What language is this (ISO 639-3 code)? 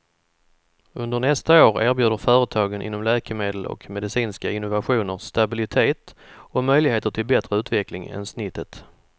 swe